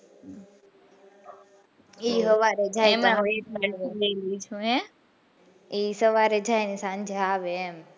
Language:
Gujarati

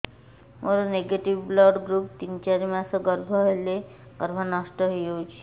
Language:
Odia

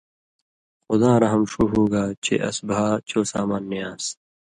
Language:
Indus Kohistani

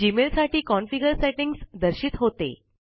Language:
Marathi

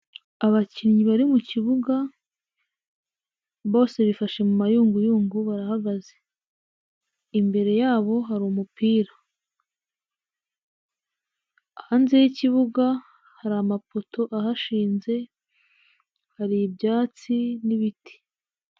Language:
Kinyarwanda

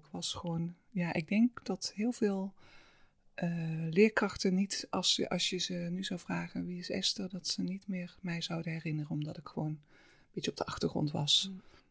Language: Dutch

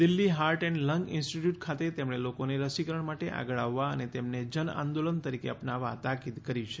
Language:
Gujarati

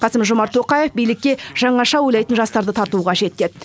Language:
Kazakh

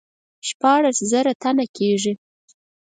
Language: Pashto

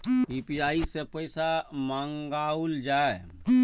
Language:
Maithili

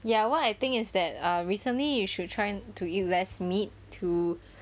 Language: English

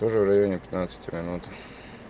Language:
Russian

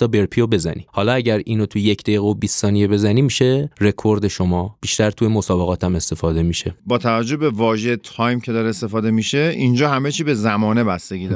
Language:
Persian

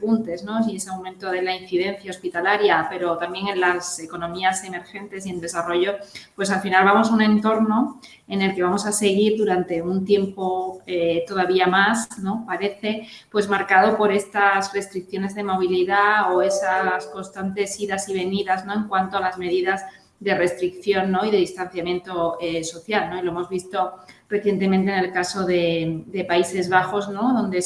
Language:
Spanish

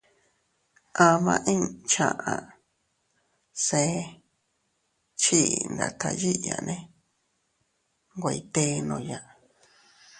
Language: Teutila Cuicatec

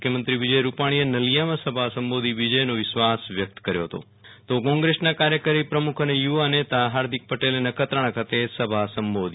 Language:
Gujarati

